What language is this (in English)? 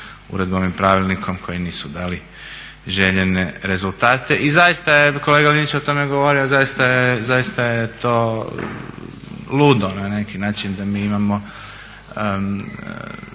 Croatian